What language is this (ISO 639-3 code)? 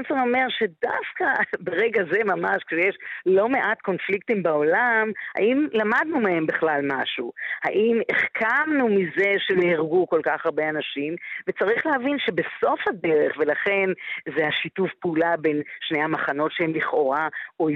heb